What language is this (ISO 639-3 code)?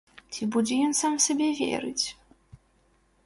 bel